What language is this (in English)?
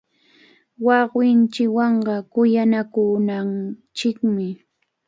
Cajatambo North Lima Quechua